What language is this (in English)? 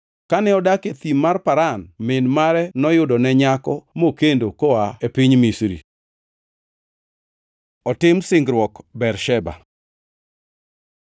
Luo (Kenya and Tanzania)